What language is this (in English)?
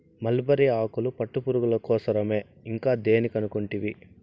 Telugu